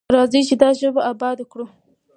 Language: Pashto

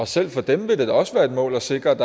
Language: Danish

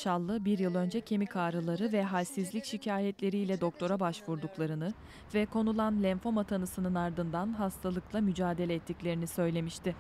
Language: Turkish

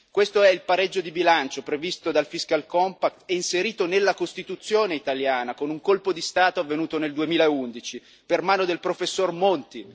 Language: Italian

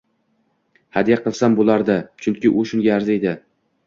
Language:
Uzbek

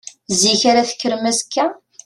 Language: Kabyle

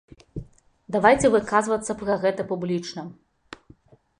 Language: Belarusian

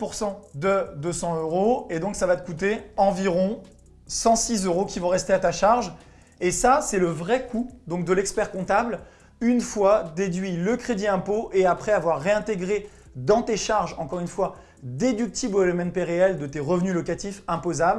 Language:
French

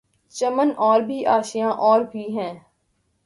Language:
Urdu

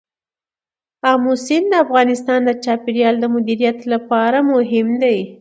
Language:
Pashto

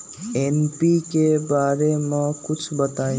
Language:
Magahi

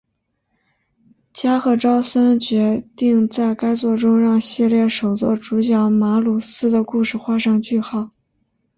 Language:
Chinese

